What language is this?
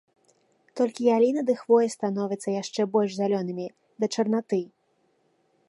Belarusian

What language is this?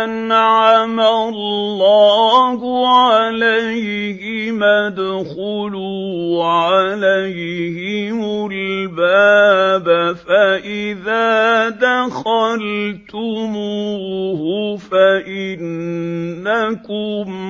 Arabic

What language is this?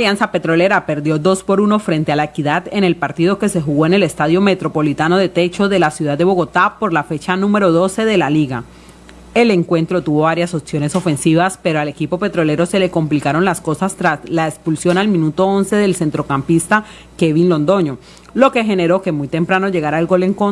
Spanish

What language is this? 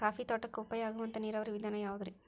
Kannada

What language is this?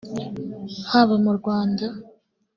Kinyarwanda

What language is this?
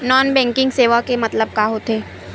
Chhattisgarhi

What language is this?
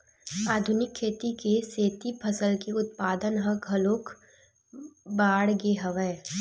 Chhattisgarhi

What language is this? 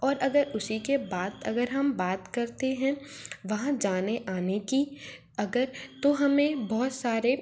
Hindi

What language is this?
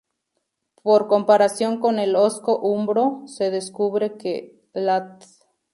Spanish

